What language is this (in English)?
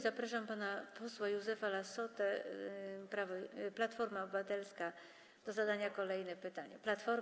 Polish